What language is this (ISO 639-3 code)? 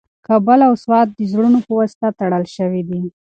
pus